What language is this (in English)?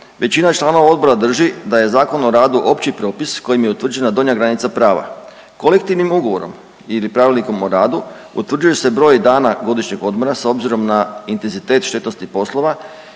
Croatian